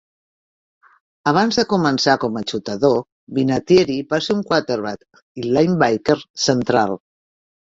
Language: Catalan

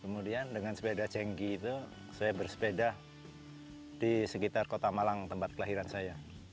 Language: Indonesian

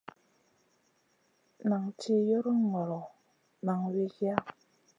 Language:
Masana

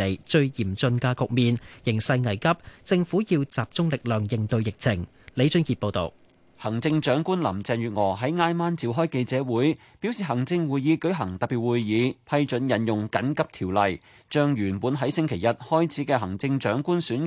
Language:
Chinese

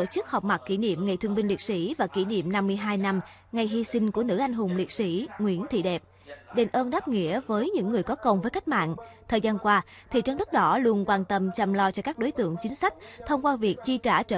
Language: Vietnamese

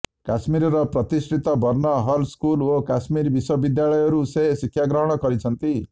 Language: Odia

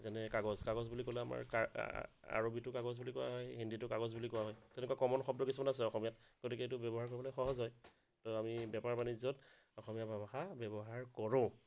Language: Assamese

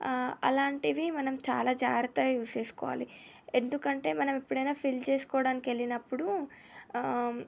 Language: Telugu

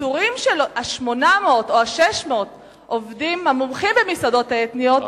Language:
Hebrew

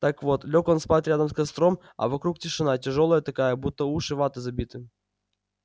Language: Russian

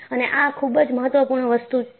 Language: Gujarati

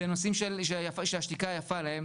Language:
Hebrew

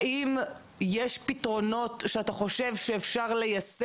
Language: Hebrew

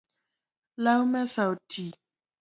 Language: Luo (Kenya and Tanzania)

